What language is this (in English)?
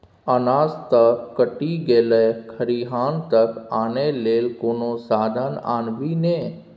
Maithili